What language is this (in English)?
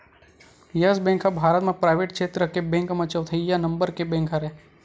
Chhattisgarhi